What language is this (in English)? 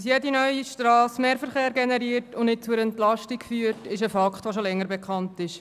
Swiss German